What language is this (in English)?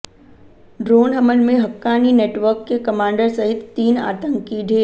Hindi